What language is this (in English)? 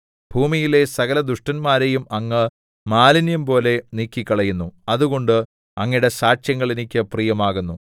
Malayalam